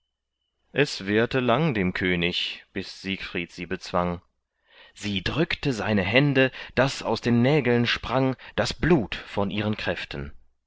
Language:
German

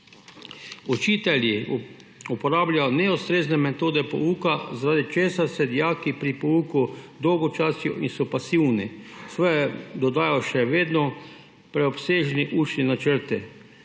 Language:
Slovenian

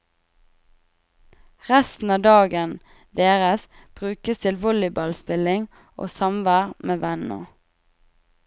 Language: Norwegian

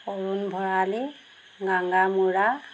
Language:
Assamese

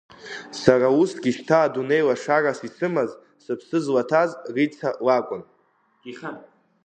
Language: Abkhazian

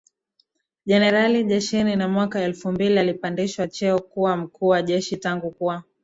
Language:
Swahili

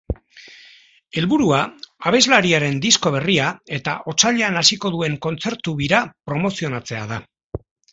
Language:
Basque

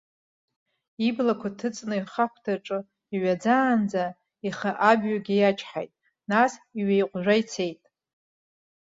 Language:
Abkhazian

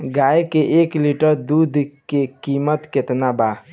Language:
Bhojpuri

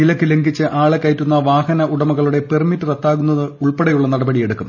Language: Malayalam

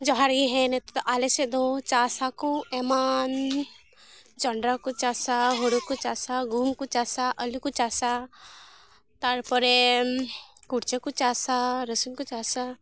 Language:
Santali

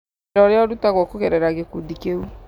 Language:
Kikuyu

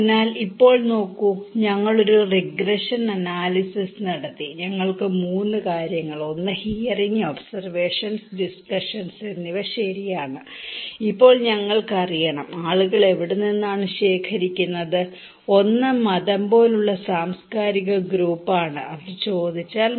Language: Malayalam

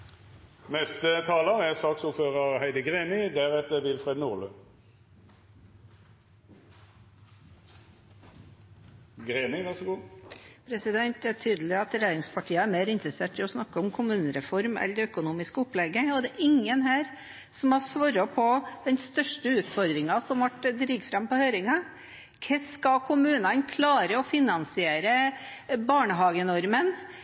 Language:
Norwegian Bokmål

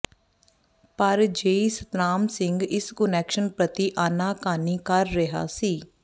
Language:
Punjabi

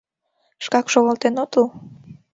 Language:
Mari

